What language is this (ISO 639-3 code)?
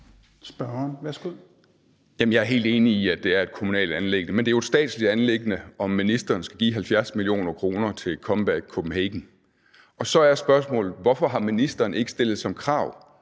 dan